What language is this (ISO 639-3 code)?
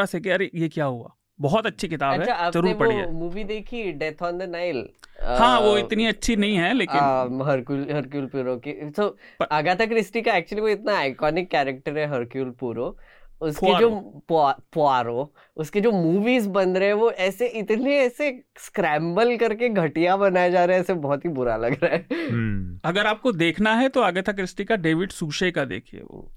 hin